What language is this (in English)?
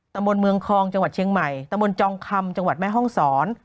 Thai